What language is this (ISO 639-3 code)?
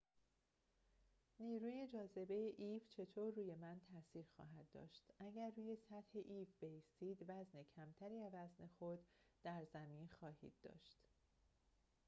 fas